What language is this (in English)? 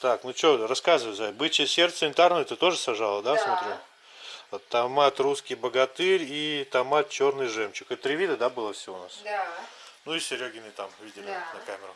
Russian